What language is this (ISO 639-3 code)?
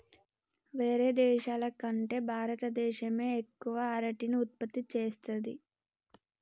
tel